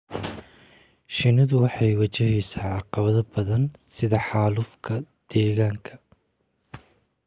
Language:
Somali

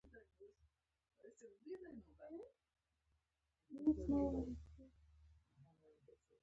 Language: Pashto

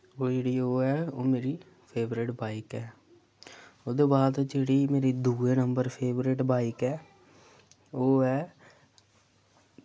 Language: Dogri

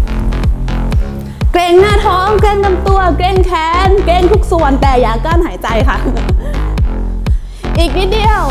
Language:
Thai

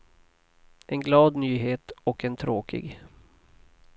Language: Swedish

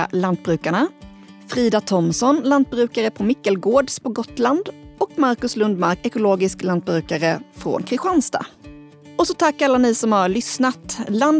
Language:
Swedish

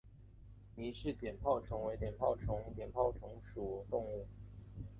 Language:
Chinese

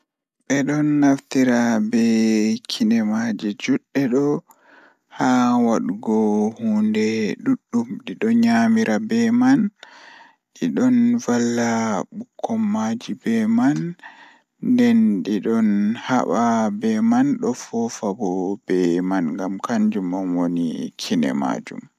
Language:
Fula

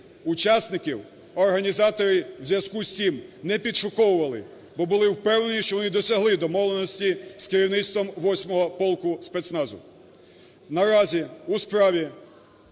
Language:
Ukrainian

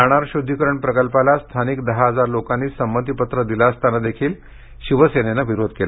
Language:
Marathi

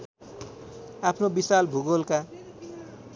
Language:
Nepali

